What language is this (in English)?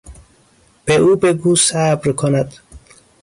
Persian